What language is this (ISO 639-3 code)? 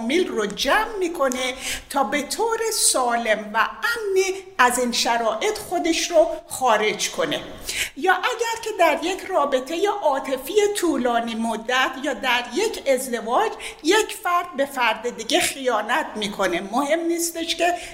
fas